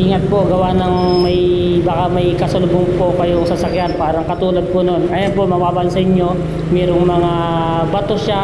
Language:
Filipino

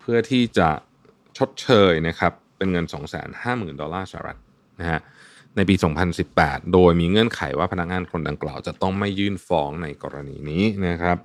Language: Thai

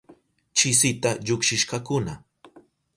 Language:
Southern Pastaza Quechua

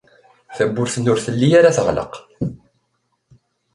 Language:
Kabyle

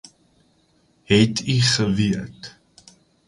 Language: Afrikaans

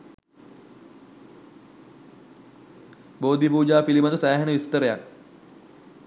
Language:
Sinhala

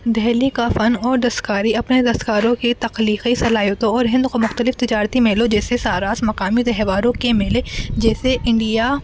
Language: Urdu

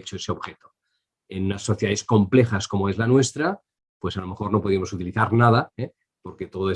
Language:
Spanish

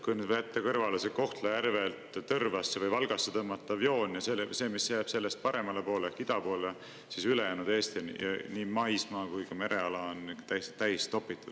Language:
Estonian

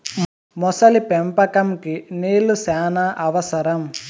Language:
Telugu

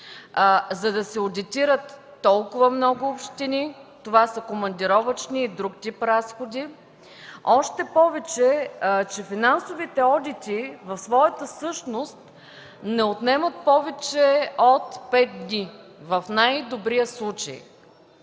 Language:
Bulgarian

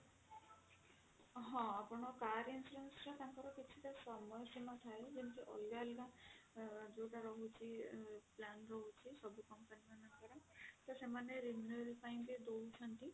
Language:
Odia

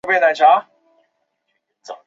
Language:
Chinese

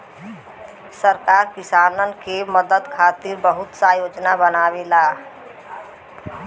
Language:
Bhojpuri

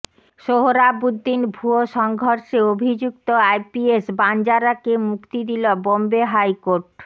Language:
Bangla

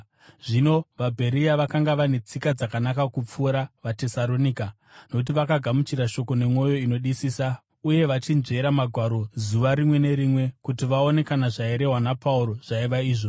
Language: Shona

